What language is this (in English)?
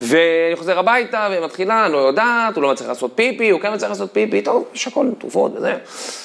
Hebrew